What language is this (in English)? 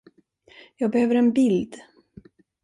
Swedish